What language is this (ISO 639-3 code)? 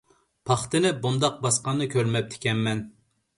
uig